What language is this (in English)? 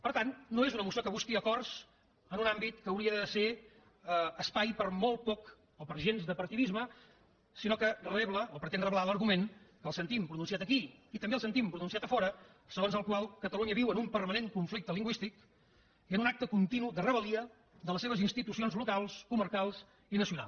Catalan